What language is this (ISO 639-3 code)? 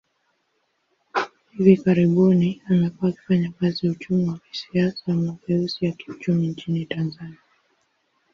swa